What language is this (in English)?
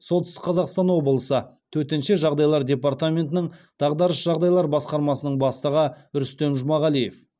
Kazakh